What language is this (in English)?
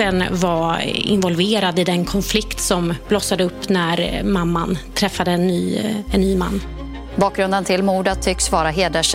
Swedish